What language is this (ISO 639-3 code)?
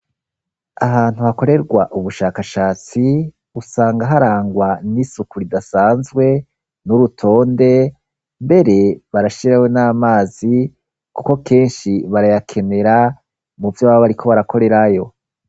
run